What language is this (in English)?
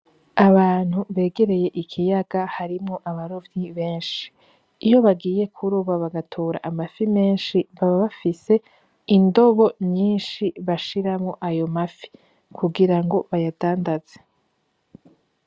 Rundi